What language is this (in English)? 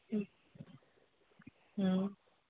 Sindhi